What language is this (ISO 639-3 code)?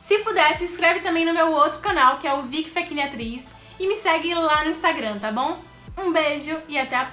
por